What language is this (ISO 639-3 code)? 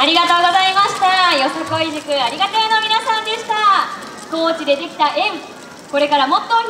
jpn